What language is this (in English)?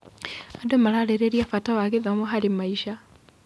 Kikuyu